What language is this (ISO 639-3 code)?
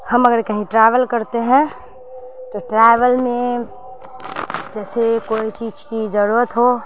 urd